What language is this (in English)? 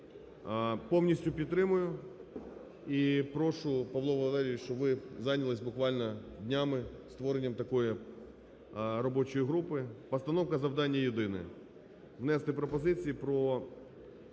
Ukrainian